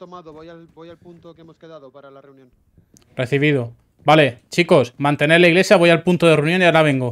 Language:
Spanish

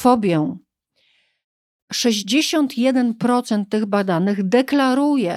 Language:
Polish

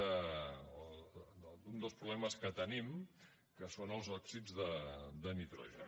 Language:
Catalan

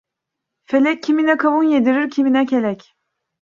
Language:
Turkish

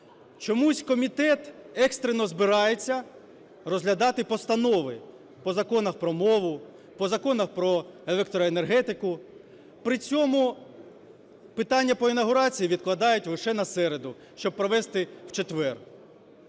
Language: Ukrainian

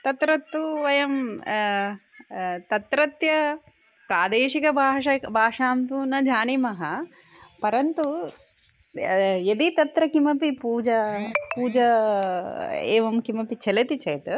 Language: Sanskrit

